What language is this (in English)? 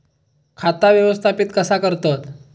Marathi